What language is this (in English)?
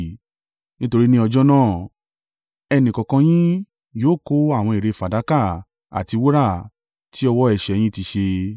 Yoruba